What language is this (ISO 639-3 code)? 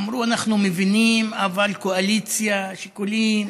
heb